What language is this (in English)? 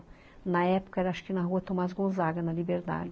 Portuguese